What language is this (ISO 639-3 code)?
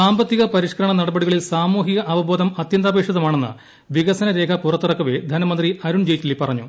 mal